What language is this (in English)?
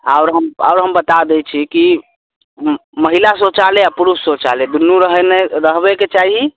Maithili